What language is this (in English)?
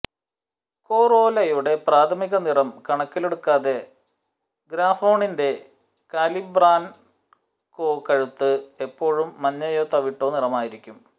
Malayalam